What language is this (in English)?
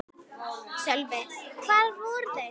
Icelandic